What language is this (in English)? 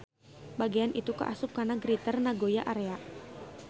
Sundanese